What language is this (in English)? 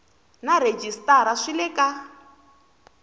Tsonga